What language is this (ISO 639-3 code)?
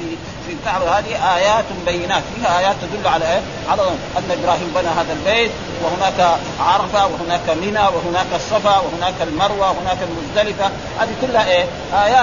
ara